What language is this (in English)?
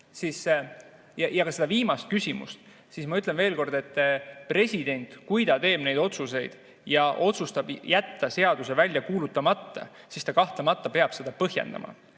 Estonian